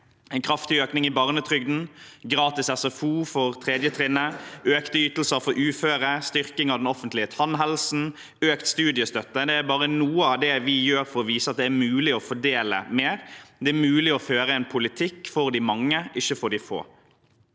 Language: Norwegian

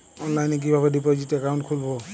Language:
Bangla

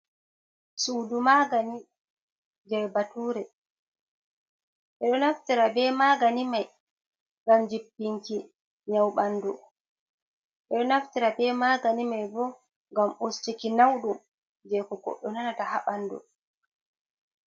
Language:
Fula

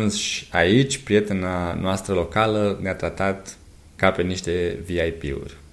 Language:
Romanian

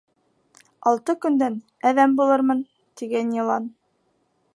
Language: Bashkir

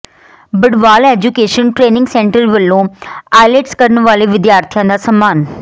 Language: Punjabi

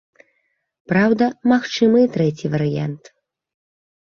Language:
Belarusian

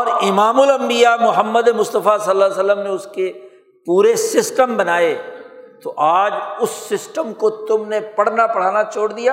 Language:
Urdu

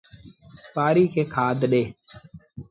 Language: Sindhi Bhil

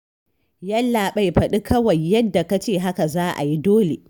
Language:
Hausa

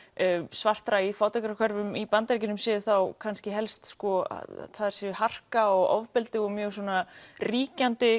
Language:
Icelandic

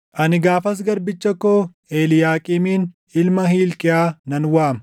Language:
Oromo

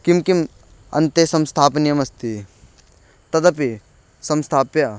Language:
Sanskrit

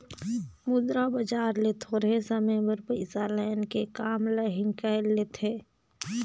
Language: Chhattisgarhi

